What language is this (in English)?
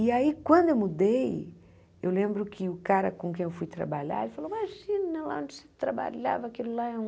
Portuguese